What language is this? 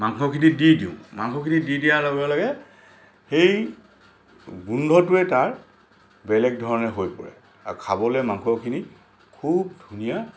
Assamese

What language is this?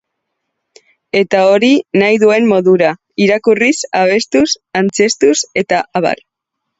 Basque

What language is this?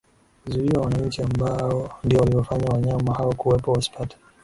Swahili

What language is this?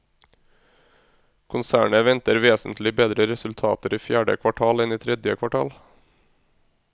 Norwegian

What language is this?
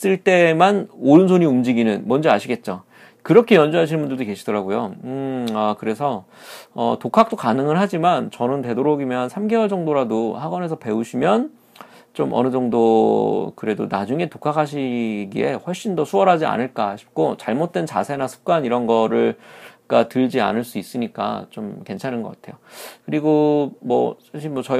Korean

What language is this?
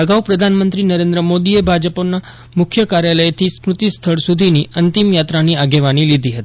Gujarati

